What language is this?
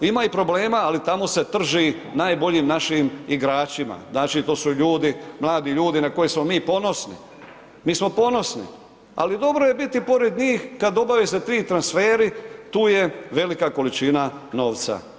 Croatian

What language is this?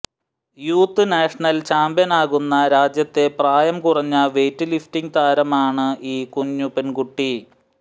Malayalam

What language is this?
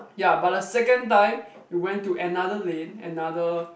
English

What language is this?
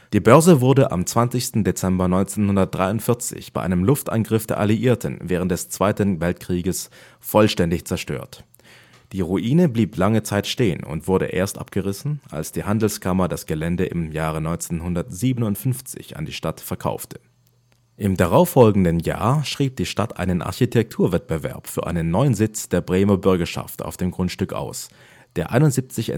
German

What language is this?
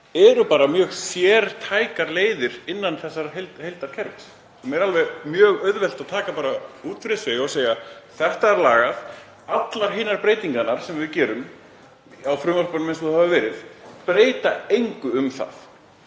Icelandic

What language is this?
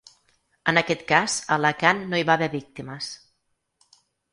Catalan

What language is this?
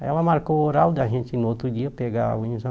Portuguese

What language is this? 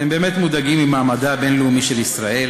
Hebrew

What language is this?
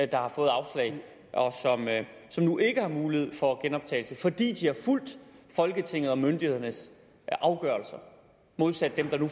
Danish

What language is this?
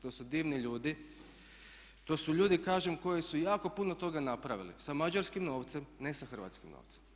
Croatian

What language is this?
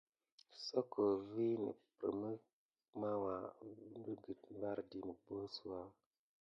Gidar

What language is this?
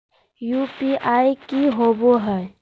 Magahi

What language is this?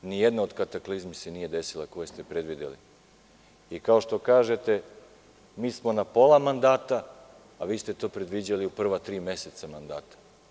Serbian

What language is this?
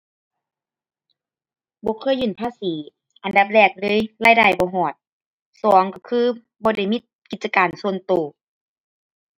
Thai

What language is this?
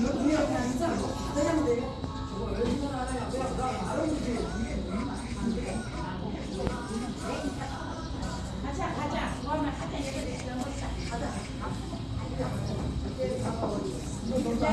Korean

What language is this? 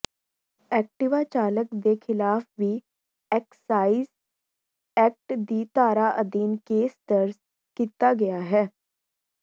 Punjabi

